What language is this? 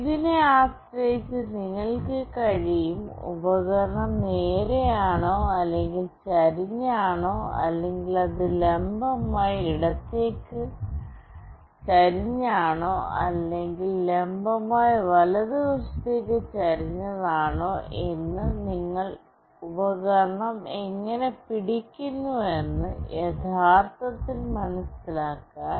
Malayalam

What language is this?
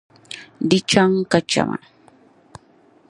Dagbani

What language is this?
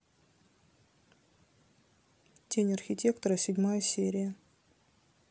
Russian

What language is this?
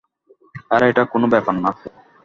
Bangla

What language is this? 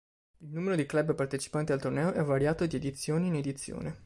Italian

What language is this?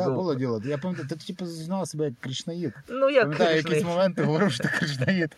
Ukrainian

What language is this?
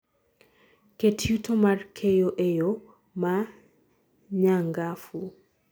Luo (Kenya and Tanzania)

